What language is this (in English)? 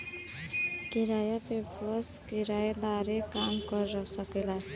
Bhojpuri